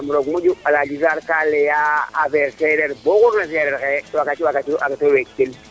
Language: Serer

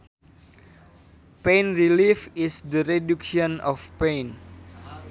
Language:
Sundanese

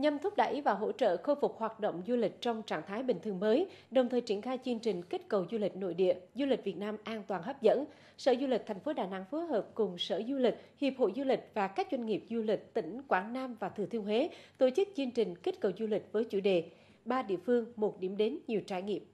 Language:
Vietnamese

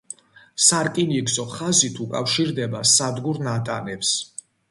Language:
Georgian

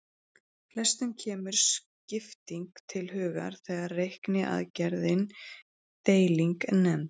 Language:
Icelandic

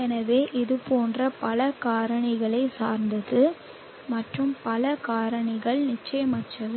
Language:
Tamil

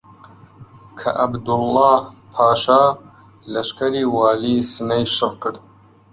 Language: Central Kurdish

